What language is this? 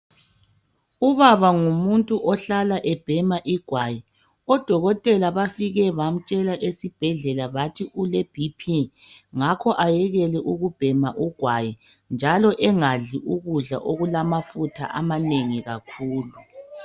North Ndebele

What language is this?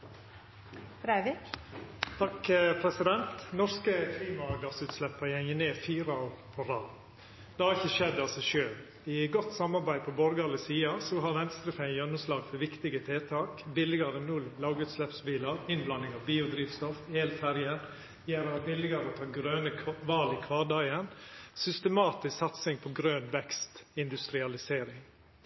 Norwegian Nynorsk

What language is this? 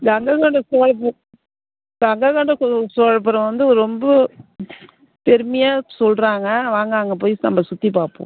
Tamil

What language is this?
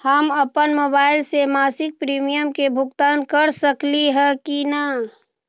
Magahi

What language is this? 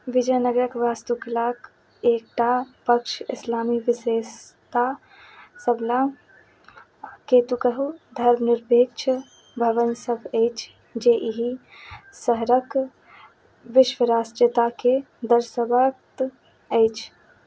Maithili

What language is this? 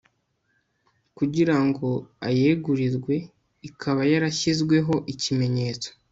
Kinyarwanda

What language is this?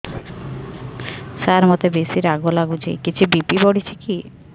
Odia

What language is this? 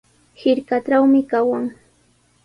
Sihuas Ancash Quechua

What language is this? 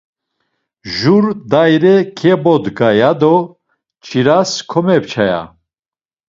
Laz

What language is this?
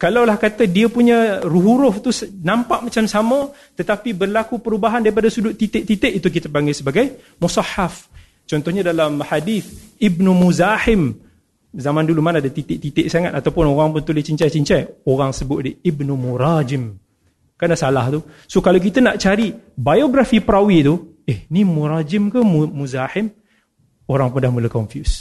Malay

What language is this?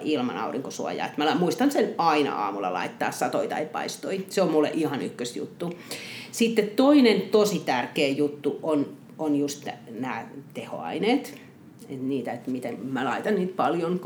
Finnish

